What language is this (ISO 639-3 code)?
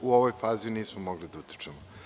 srp